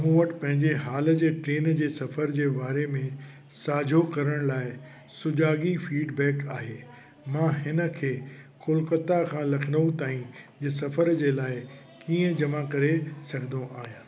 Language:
Sindhi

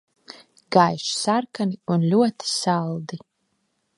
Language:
Latvian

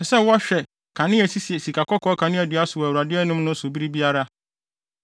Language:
Akan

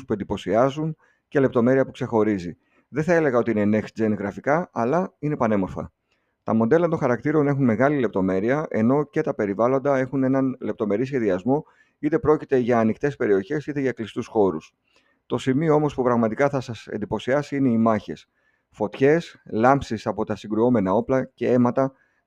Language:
Greek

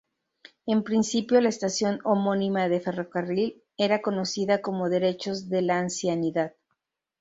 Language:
Spanish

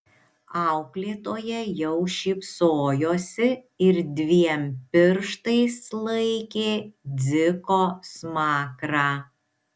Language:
Lithuanian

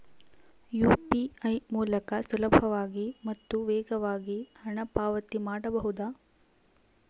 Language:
Kannada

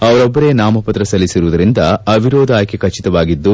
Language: Kannada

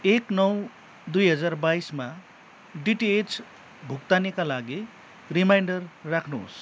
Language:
Nepali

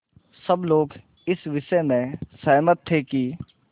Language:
Hindi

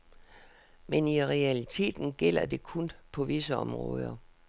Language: Danish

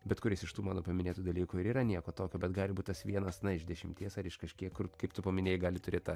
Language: Lithuanian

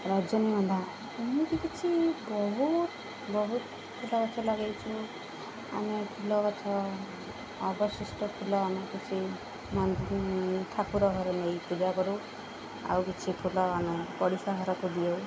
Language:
Odia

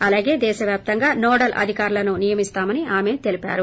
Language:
Telugu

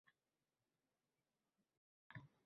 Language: Uzbek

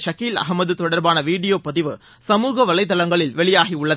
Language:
Tamil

